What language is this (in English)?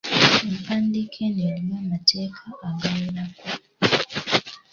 Ganda